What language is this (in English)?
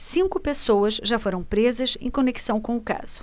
Portuguese